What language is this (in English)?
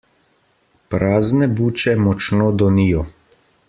Slovenian